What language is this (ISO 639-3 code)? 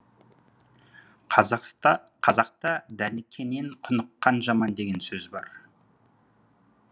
kaz